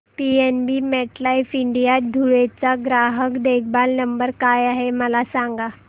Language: Marathi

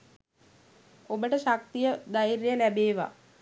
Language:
Sinhala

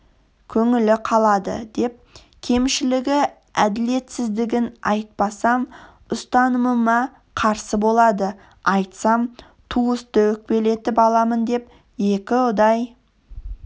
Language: Kazakh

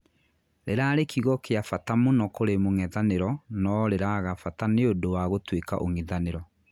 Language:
Kikuyu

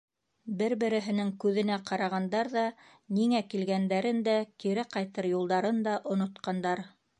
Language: Bashkir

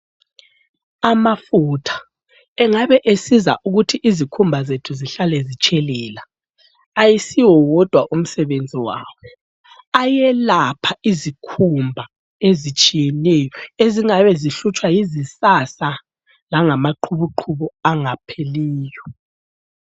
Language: North Ndebele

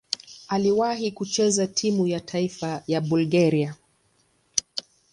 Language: Swahili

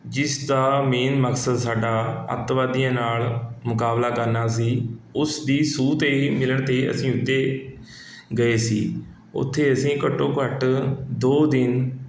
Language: Punjabi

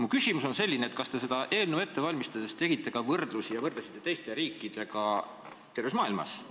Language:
Estonian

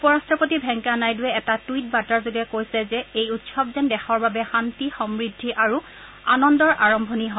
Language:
Assamese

